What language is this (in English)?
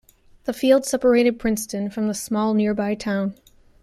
English